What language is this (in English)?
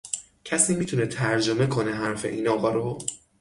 Persian